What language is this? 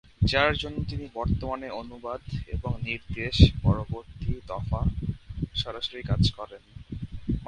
Bangla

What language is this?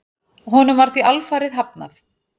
Icelandic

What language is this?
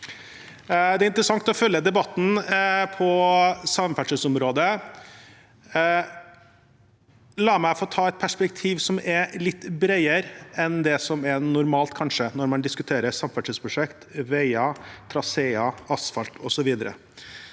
Norwegian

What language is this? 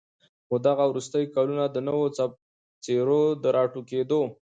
Pashto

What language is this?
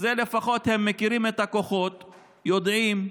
Hebrew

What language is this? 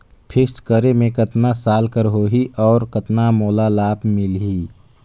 Chhattisgarhi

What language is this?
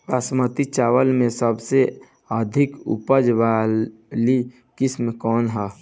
Bhojpuri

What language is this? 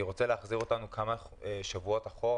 Hebrew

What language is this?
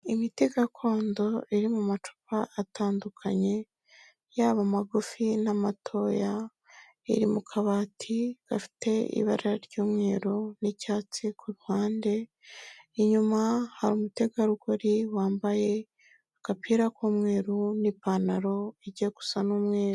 Kinyarwanda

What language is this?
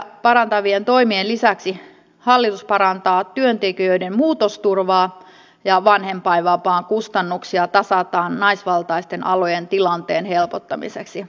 Finnish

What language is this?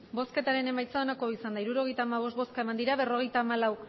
Basque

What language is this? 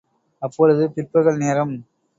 Tamil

